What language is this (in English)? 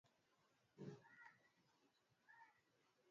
Swahili